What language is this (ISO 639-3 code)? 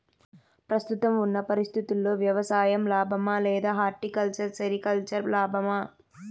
tel